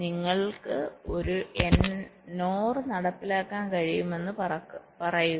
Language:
Malayalam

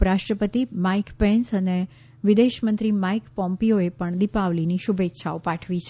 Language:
Gujarati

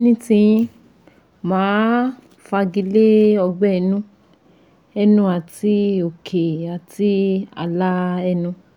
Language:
Yoruba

